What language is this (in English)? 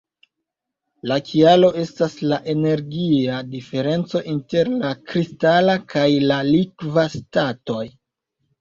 Esperanto